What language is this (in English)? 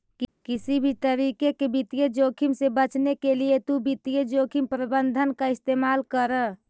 Magahi